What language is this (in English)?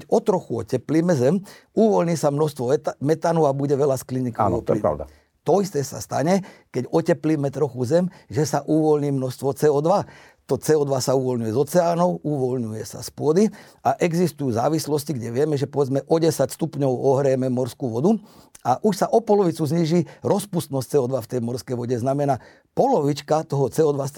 Slovak